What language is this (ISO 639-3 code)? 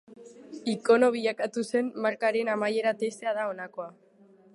eus